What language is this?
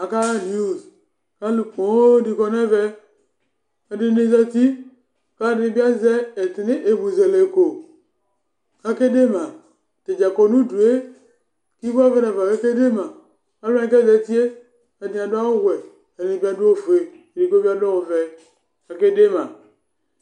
Ikposo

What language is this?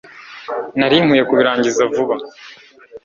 Kinyarwanda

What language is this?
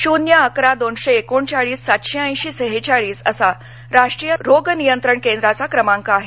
Marathi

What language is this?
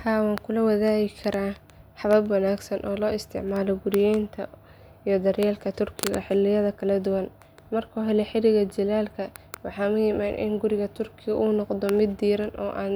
Somali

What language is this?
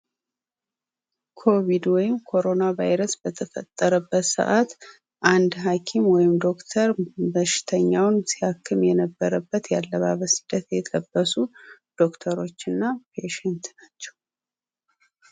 Amharic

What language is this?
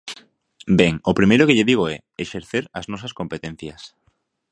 Galician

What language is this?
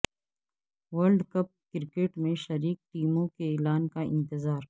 Urdu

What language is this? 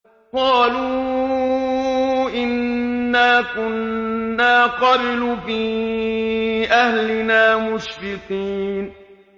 Arabic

